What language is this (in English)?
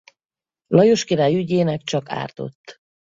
Hungarian